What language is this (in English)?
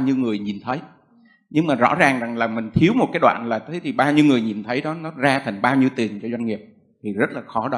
Vietnamese